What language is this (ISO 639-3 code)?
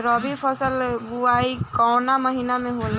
bho